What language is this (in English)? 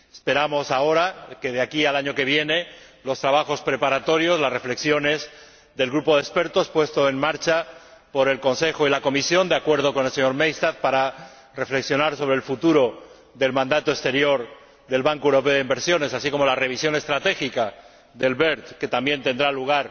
Spanish